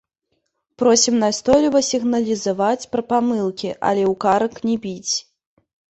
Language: Belarusian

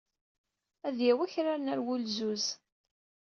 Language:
Kabyle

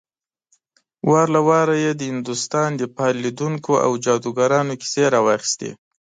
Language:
Pashto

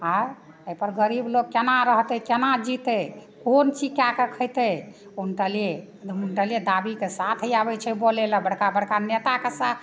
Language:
Maithili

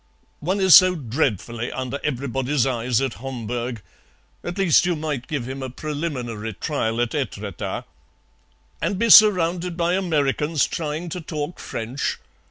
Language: English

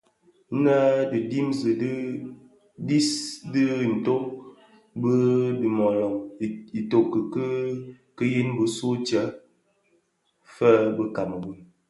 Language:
Bafia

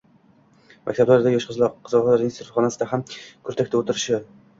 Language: Uzbek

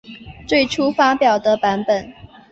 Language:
Chinese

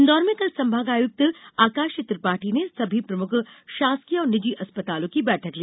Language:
Hindi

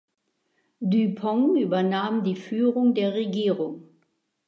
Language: German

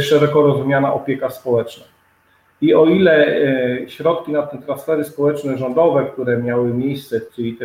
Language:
Polish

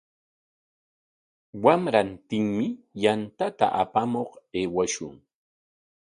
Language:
Corongo Ancash Quechua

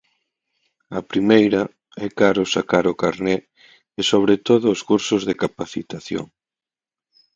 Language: Galician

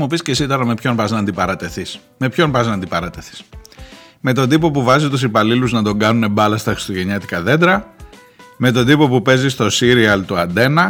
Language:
Greek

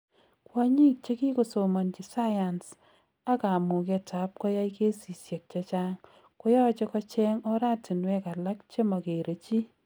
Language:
Kalenjin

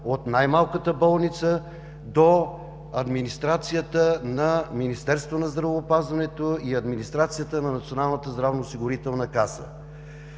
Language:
Bulgarian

